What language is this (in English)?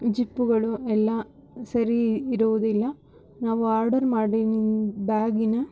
Kannada